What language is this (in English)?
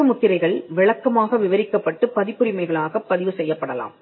Tamil